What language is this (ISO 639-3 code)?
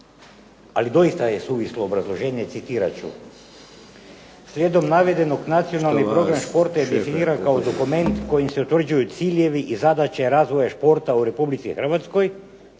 hrv